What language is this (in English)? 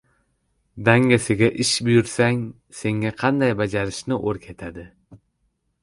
Uzbek